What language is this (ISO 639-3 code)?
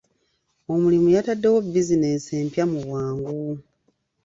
lug